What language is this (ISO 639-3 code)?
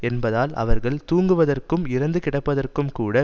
tam